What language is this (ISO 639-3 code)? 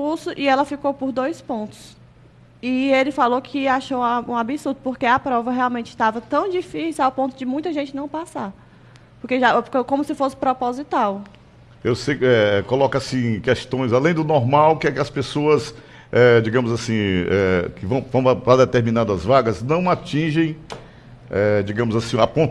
por